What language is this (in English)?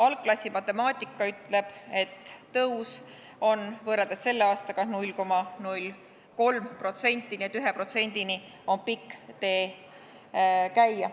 Estonian